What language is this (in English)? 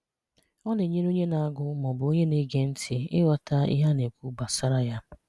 Igbo